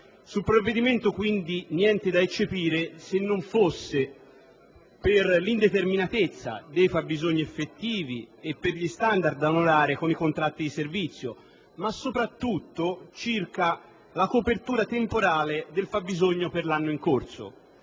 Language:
Italian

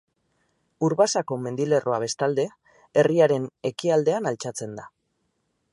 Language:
Basque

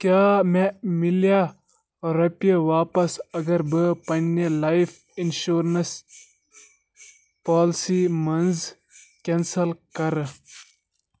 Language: Kashmiri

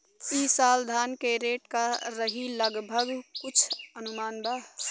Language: Bhojpuri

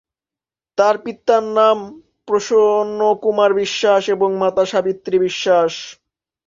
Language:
Bangla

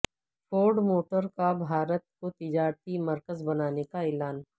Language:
Urdu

